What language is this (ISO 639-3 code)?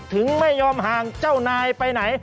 tha